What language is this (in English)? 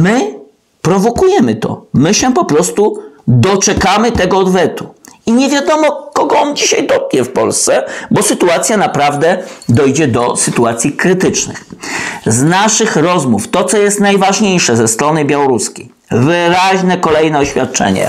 Polish